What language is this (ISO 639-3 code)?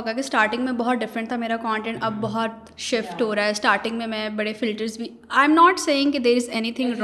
urd